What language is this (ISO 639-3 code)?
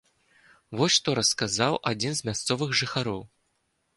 bel